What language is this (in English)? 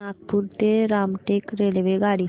Marathi